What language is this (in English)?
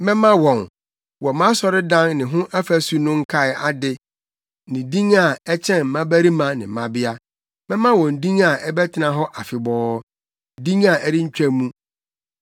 Akan